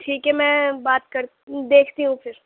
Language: Urdu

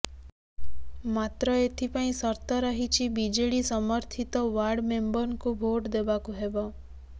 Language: Odia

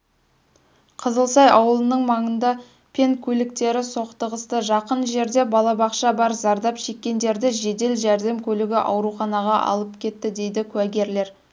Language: Kazakh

